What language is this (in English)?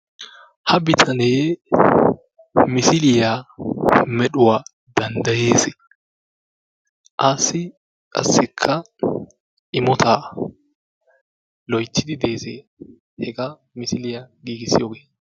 Wolaytta